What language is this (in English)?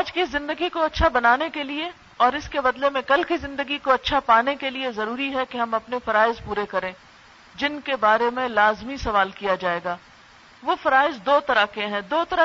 Urdu